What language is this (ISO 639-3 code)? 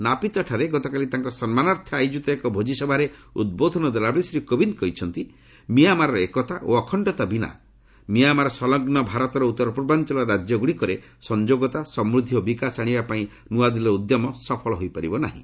ori